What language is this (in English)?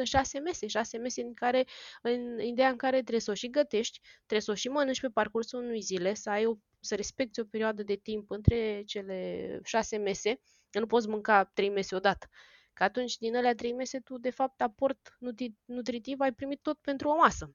Romanian